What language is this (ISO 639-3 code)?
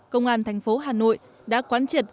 vie